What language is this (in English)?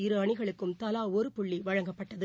Tamil